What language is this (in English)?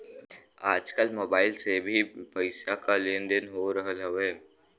Bhojpuri